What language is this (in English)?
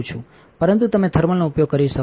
Gujarati